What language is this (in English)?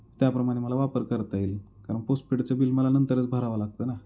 Marathi